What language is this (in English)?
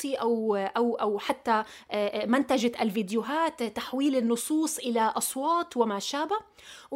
Arabic